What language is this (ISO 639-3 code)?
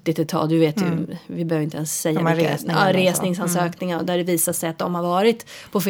swe